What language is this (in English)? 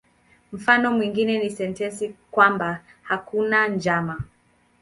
Swahili